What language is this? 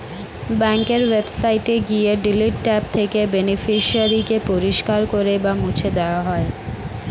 Bangla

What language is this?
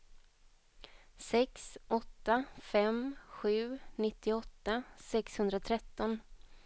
Swedish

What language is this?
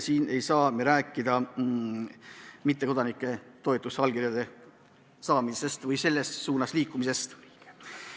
Estonian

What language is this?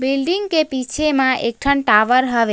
Chhattisgarhi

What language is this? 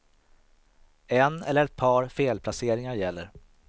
Swedish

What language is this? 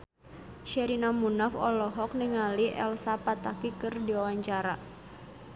Sundanese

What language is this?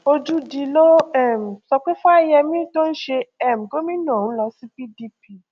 Yoruba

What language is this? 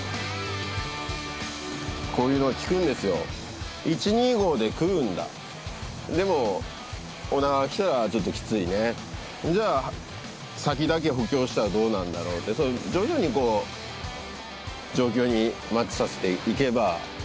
Japanese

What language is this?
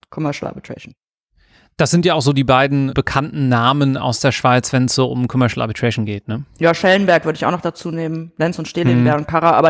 German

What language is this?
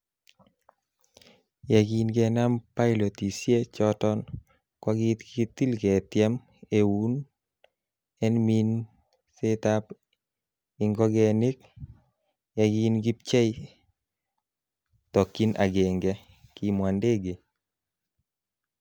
Kalenjin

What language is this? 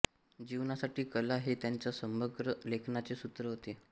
Marathi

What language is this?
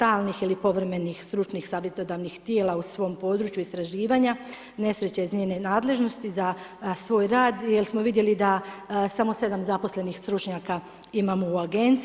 Croatian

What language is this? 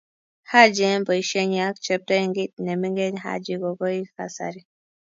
Kalenjin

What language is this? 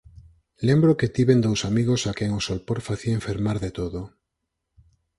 Galician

